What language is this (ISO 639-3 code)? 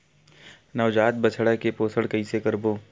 hne